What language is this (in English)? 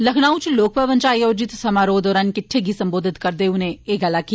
Dogri